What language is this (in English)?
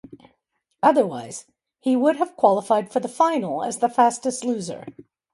English